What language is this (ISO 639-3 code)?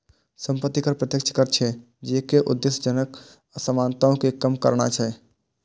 mai